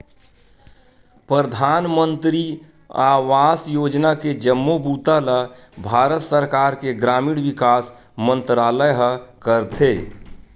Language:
Chhattisgarhi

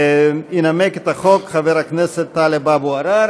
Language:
Hebrew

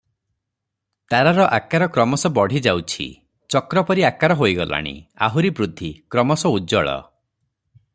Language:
Odia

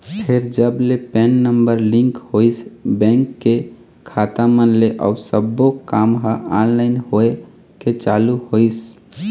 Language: Chhattisgarhi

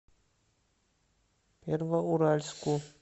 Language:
Russian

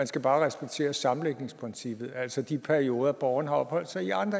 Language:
Danish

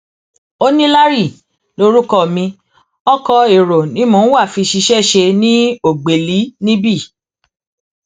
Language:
Yoruba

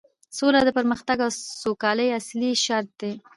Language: Pashto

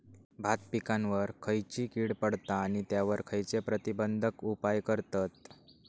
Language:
Marathi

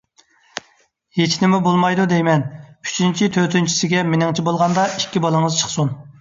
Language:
Uyghur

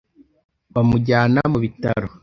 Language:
Kinyarwanda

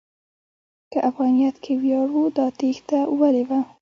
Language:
Pashto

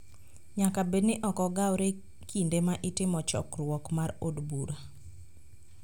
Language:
Luo (Kenya and Tanzania)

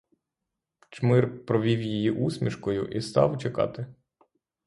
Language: Ukrainian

